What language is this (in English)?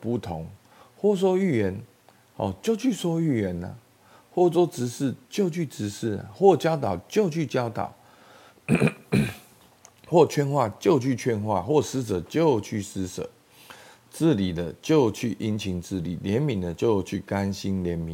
Chinese